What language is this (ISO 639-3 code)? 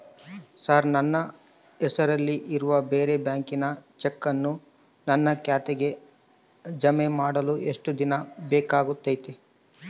kan